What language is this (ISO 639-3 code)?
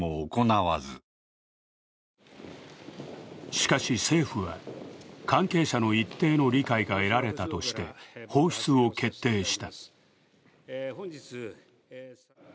jpn